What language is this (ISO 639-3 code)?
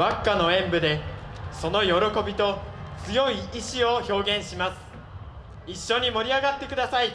jpn